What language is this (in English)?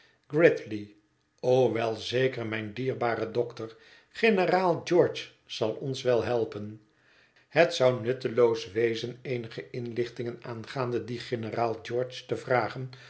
Dutch